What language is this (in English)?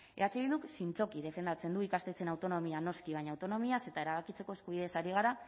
Basque